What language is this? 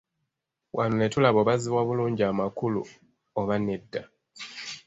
Ganda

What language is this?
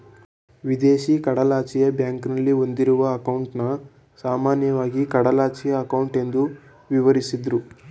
Kannada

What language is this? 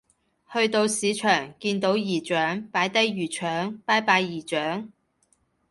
Cantonese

